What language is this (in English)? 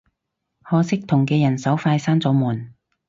Cantonese